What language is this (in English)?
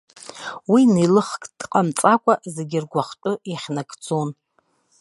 Abkhazian